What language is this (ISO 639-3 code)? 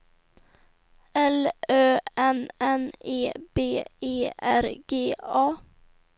swe